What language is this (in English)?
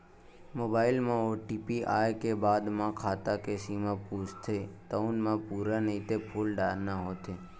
Chhattisgarhi